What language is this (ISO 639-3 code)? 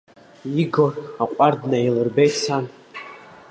abk